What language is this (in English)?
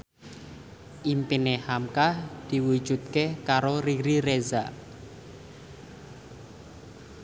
Javanese